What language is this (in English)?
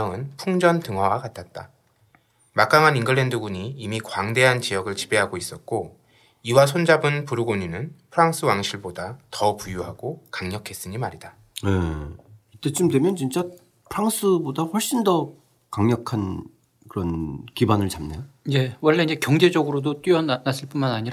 Korean